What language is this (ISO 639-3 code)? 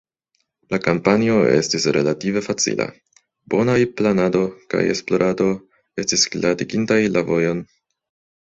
epo